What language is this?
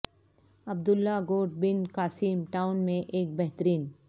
Urdu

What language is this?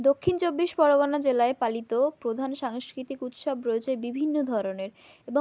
Bangla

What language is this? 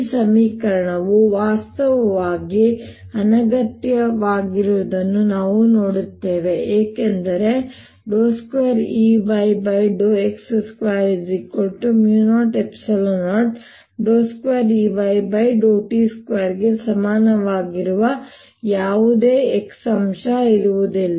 Kannada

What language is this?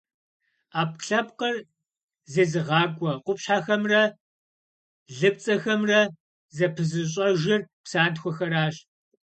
Kabardian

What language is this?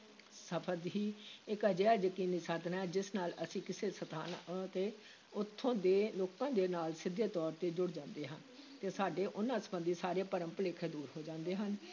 Punjabi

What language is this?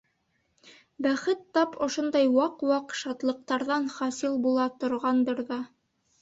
Bashkir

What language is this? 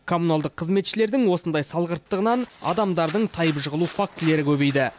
Kazakh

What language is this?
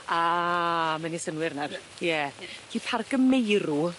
Welsh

